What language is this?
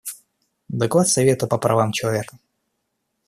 Russian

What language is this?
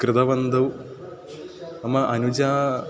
Sanskrit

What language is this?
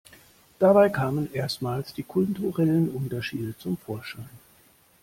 German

